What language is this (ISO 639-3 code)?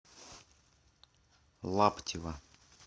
rus